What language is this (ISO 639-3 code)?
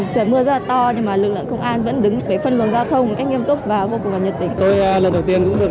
vie